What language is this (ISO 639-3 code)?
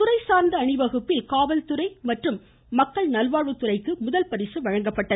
tam